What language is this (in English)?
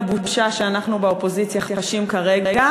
Hebrew